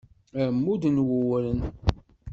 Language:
Kabyle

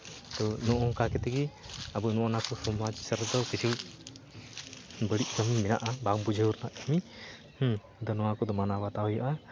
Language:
Santali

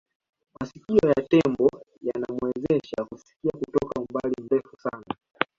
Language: Swahili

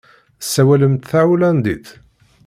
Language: Kabyle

